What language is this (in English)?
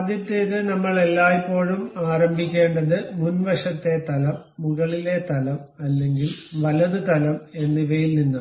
Malayalam